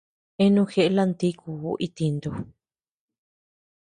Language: Tepeuxila Cuicatec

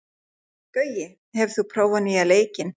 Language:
Icelandic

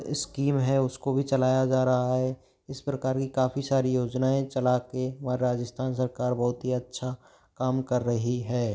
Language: Hindi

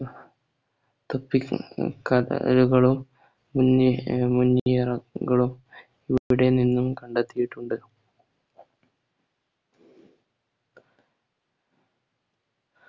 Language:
Malayalam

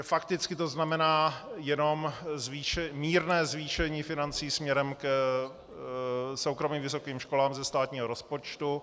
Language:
Czech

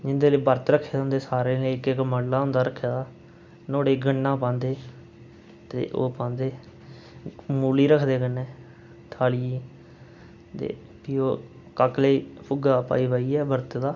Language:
Dogri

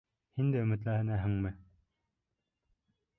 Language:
Bashkir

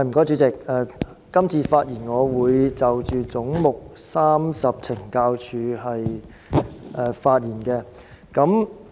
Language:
Cantonese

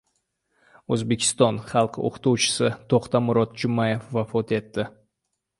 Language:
Uzbek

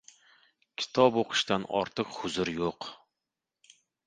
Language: Uzbek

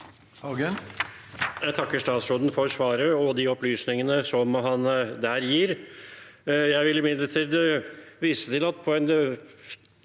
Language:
Norwegian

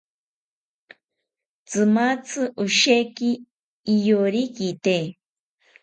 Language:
South Ucayali Ashéninka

